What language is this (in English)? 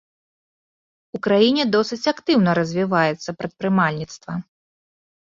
Belarusian